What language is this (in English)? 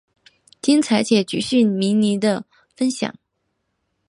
Chinese